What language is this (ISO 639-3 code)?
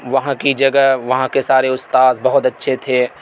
urd